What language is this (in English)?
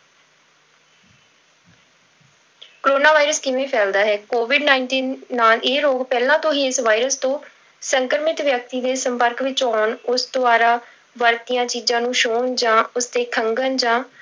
Punjabi